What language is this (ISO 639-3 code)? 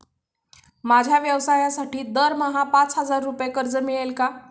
mar